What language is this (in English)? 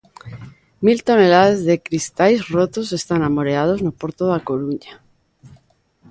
Galician